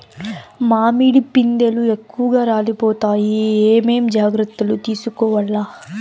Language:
Telugu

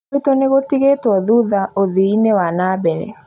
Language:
Kikuyu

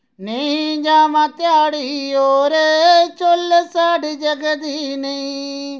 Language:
Dogri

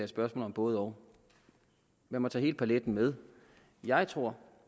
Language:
Danish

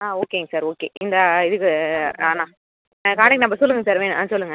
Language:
Tamil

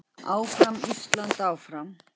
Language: Icelandic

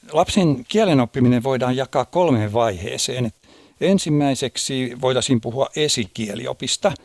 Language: Finnish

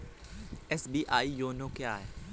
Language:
Hindi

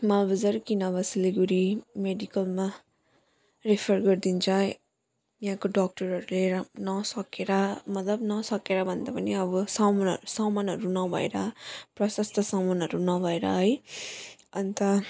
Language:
Nepali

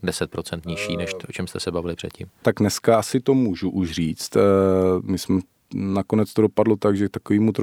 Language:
Czech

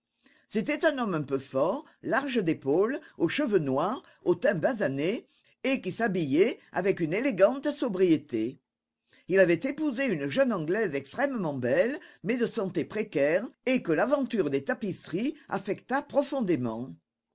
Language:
French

